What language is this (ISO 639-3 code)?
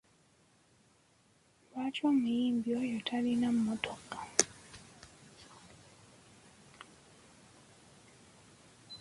lug